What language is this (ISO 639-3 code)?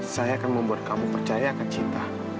ind